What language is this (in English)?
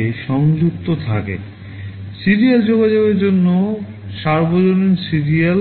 Bangla